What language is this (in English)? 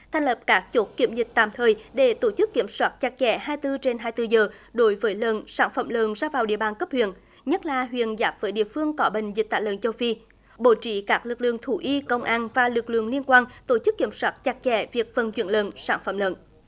Vietnamese